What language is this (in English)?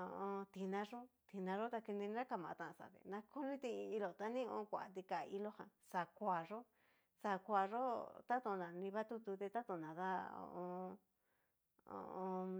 Cacaloxtepec Mixtec